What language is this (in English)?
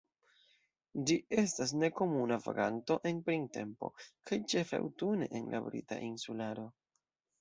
Esperanto